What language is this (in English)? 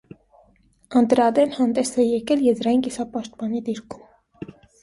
Armenian